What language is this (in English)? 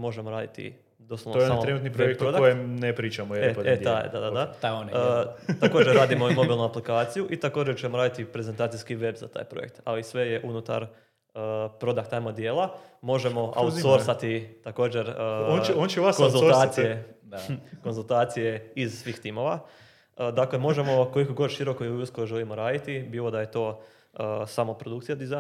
Croatian